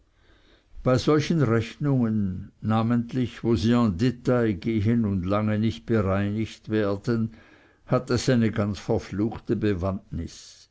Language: German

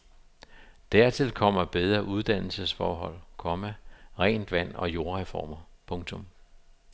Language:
Danish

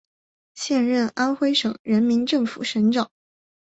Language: Chinese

